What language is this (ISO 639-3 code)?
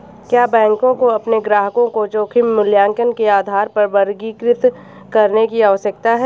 hin